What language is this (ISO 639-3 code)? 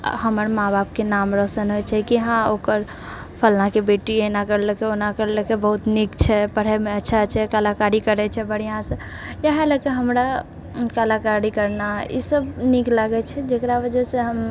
mai